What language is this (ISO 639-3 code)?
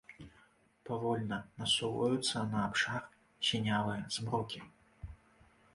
bel